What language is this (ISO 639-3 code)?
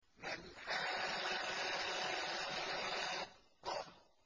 ara